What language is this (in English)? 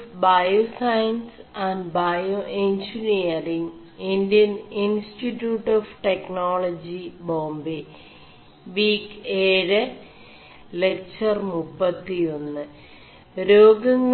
Malayalam